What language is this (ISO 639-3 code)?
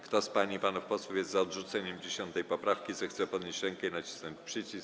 pol